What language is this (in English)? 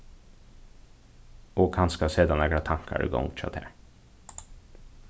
Faroese